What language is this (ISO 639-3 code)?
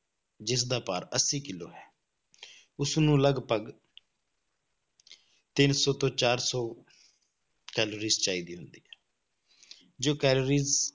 pan